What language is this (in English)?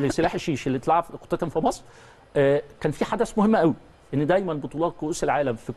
Arabic